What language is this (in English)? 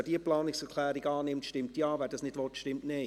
Swiss German